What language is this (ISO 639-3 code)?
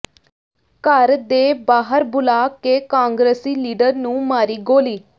pan